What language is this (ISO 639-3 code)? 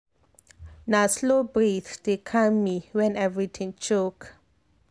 pcm